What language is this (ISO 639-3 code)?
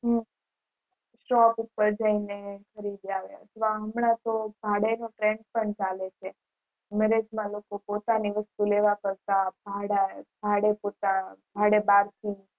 guj